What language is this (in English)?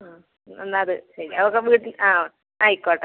Malayalam